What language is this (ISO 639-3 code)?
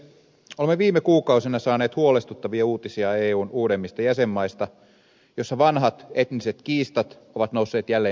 fin